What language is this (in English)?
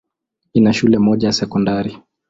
Swahili